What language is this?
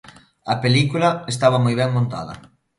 Galician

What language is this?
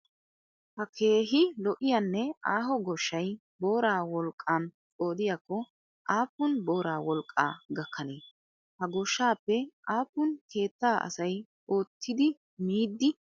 Wolaytta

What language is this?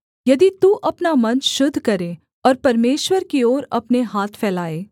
Hindi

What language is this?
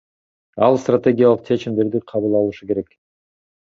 Kyrgyz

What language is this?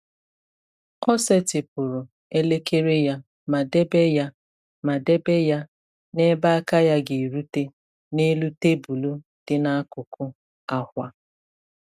Igbo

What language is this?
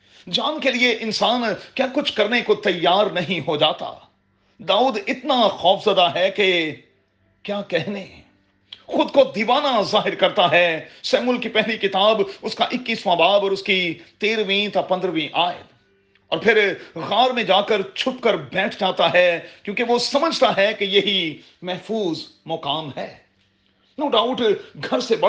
Urdu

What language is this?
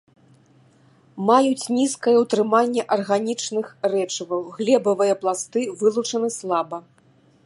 Belarusian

